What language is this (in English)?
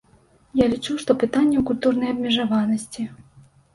Belarusian